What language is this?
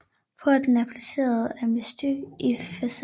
Danish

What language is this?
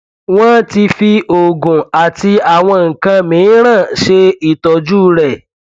Yoruba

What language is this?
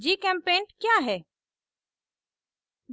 Hindi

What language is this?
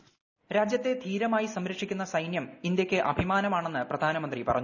Malayalam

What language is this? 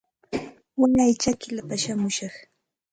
Santa Ana de Tusi Pasco Quechua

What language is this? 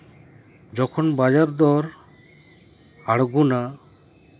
Santali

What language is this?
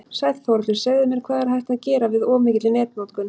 Icelandic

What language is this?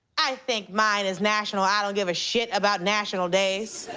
English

